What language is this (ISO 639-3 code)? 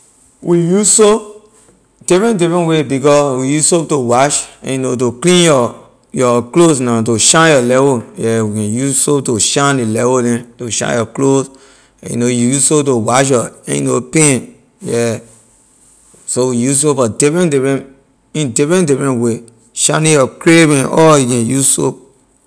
lir